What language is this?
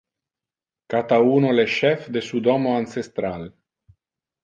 Interlingua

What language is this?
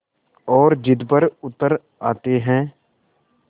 Hindi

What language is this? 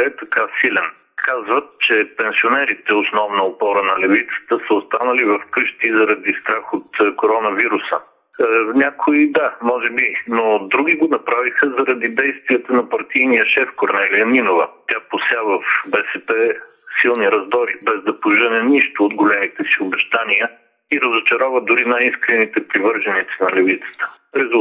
Bulgarian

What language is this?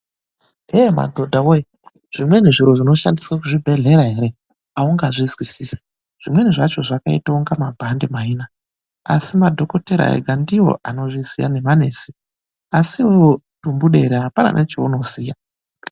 Ndau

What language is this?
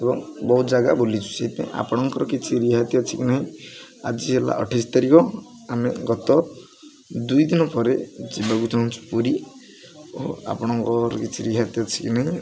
Odia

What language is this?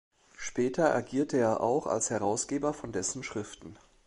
German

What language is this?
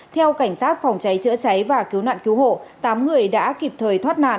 Vietnamese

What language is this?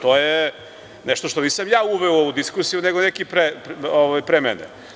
Serbian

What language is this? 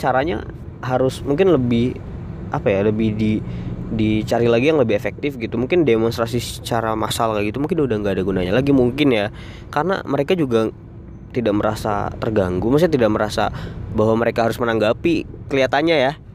Indonesian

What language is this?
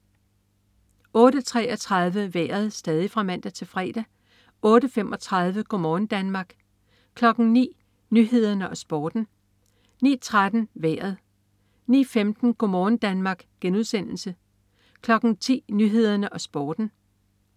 Danish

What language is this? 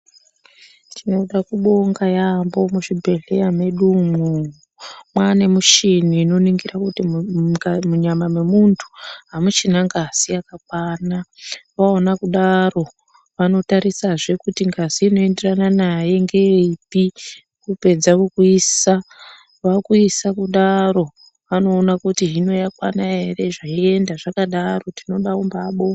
Ndau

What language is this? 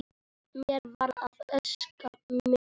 Icelandic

